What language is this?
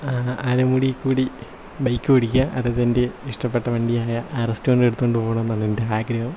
Malayalam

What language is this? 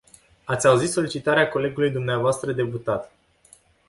Romanian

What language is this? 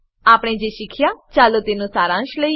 Gujarati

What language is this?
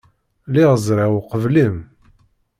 Kabyle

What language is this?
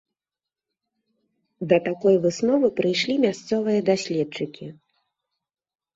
Belarusian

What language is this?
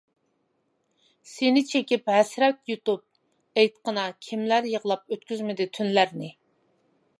Uyghur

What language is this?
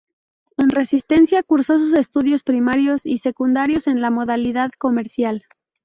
Spanish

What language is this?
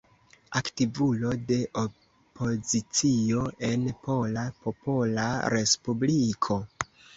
Esperanto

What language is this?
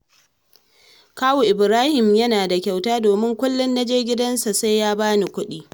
Hausa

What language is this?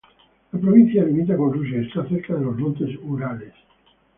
Spanish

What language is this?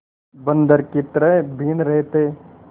Hindi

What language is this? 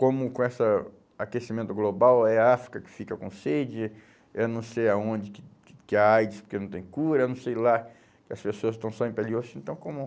Portuguese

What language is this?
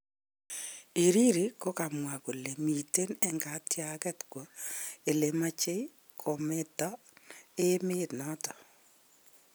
Kalenjin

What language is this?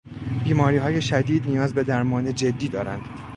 Persian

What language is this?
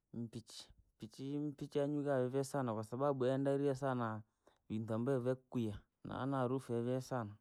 Langi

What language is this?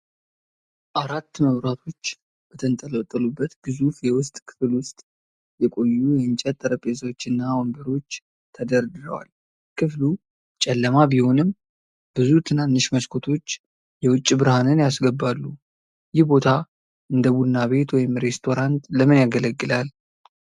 Amharic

